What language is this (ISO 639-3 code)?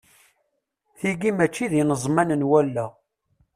kab